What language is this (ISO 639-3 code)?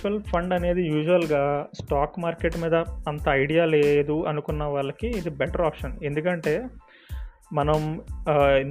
tel